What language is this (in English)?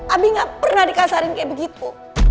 Indonesian